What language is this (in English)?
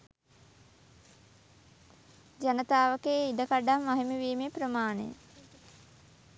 Sinhala